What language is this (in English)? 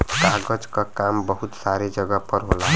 Bhojpuri